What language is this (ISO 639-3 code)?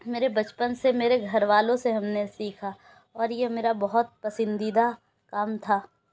urd